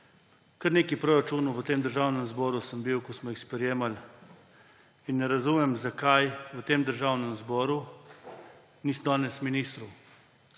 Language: Slovenian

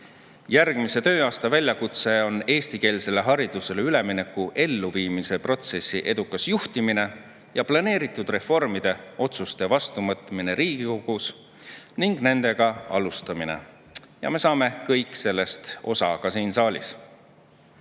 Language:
Estonian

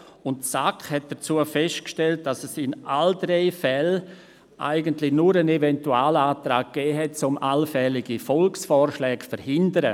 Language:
Swiss German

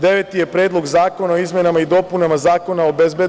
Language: Serbian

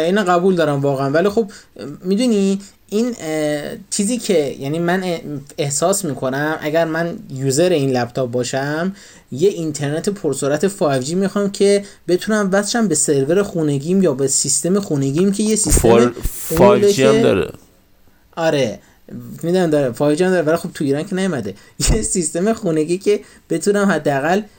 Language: Persian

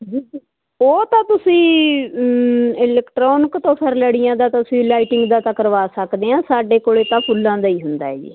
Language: Punjabi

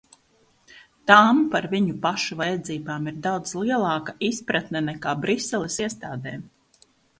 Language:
Latvian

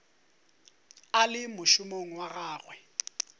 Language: Northern Sotho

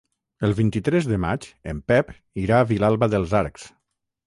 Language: Catalan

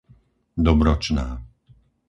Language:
Slovak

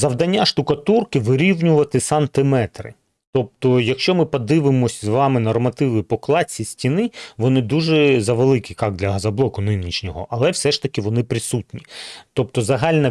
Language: Ukrainian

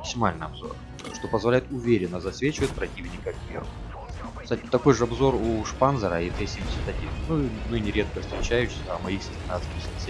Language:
Russian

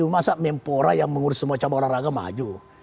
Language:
Indonesian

